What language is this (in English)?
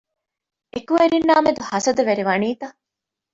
Divehi